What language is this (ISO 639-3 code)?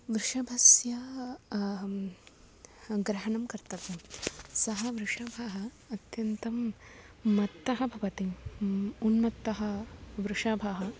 san